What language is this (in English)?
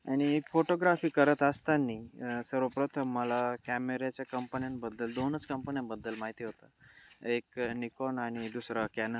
Marathi